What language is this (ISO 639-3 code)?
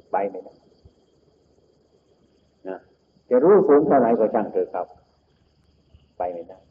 tha